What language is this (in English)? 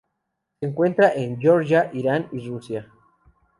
Spanish